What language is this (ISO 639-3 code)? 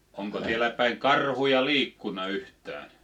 fin